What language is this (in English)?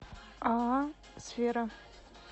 Russian